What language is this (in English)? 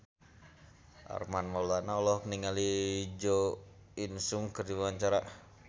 Sundanese